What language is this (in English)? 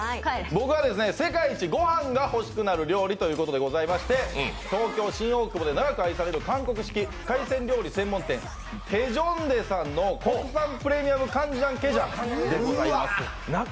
Japanese